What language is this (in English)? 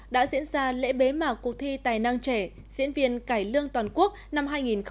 Vietnamese